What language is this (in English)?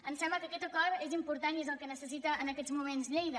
Catalan